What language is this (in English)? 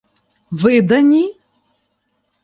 Ukrainian